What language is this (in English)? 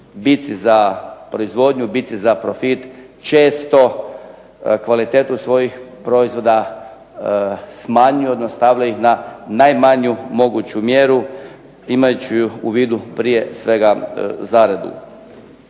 Croatian